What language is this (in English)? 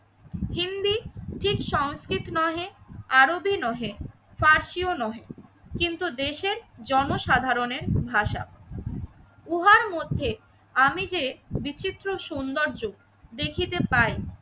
Bangla